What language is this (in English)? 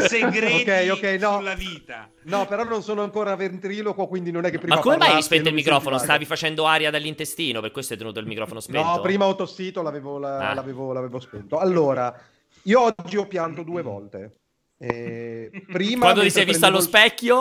Italian